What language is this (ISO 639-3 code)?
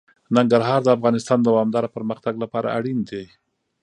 pus